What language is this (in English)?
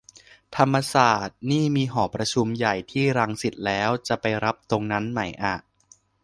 Thai